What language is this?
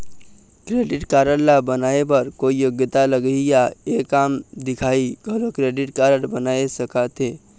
Chhattisgarhi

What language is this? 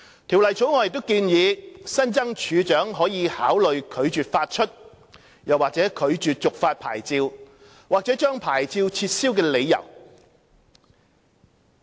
Cantonese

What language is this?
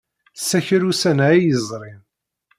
Kabyle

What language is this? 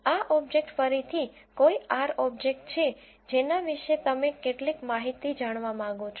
Gujarati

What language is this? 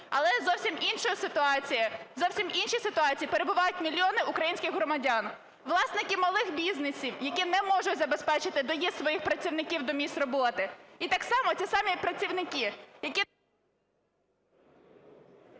Ukrainian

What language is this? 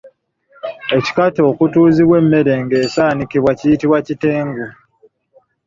Ganda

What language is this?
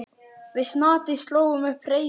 Icelandic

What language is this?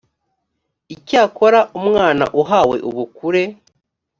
Kinyarwanda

